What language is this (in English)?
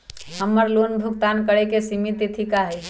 Magahi